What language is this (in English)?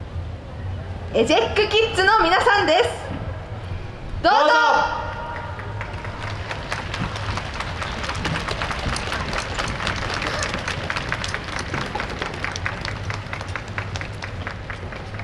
Japanese